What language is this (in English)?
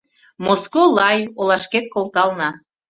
Mari